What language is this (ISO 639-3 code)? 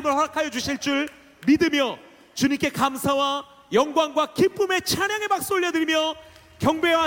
kor